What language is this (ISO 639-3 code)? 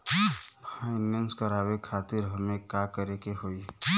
bho